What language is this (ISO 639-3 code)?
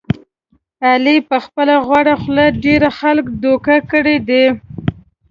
pus